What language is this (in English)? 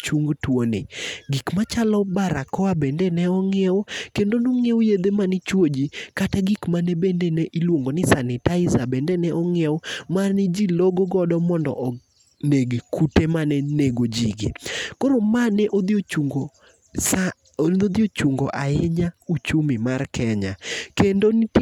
Luo (Kenya and Tanzania)